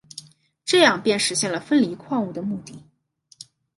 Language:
Chinese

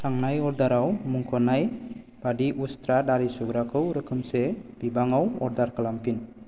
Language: Bodo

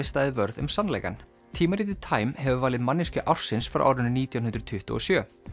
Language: Icelandic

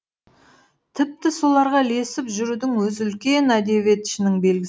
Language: Kazakh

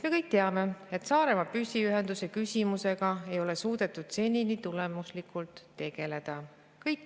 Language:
Estonian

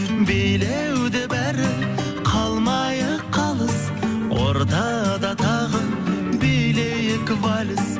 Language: Kazakh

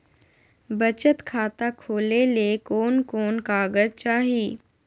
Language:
Magahi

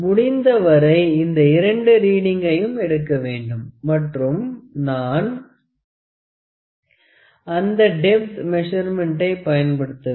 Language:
Tamil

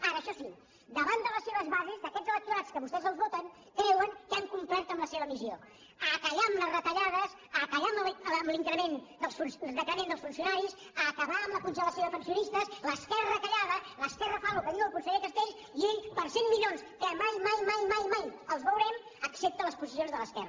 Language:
Catalan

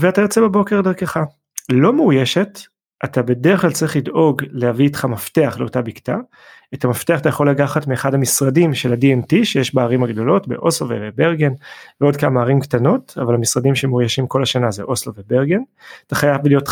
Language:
Hebrew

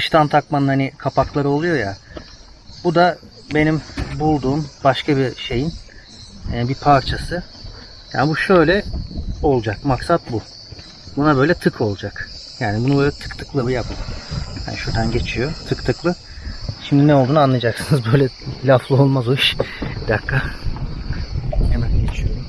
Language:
Turkish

